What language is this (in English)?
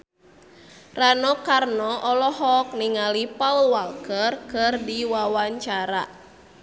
Sundanese